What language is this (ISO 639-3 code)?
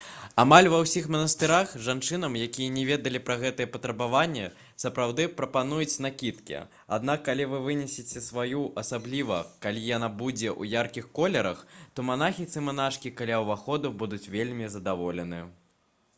bel